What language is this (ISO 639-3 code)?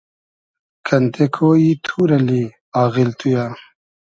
haz